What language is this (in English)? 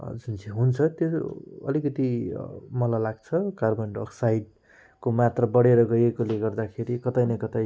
Nepali